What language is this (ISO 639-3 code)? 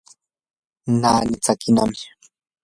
qur